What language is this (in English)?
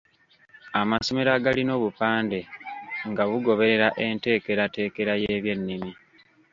Ganda